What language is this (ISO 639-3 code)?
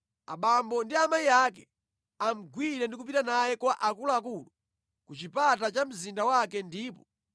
nya